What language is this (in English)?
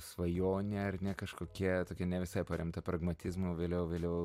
Lithuanian